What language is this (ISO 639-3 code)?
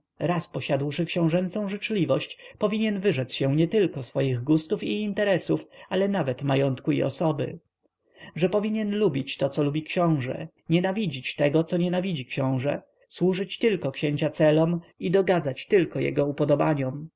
pol